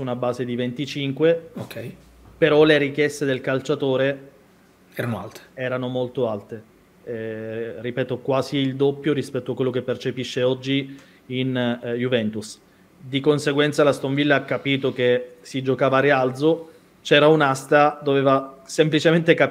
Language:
Italian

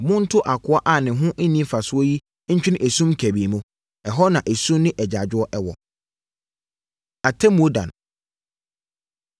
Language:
Akan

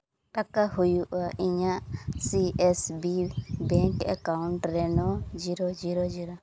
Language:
Santali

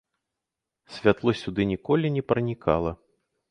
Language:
Belarusian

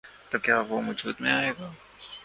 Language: Urdu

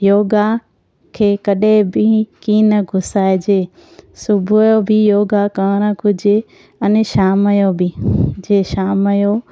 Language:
Sindhi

